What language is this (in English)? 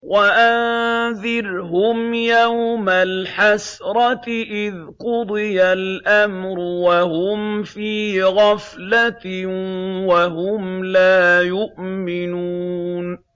Arabic